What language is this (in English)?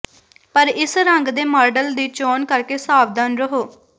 Punjabi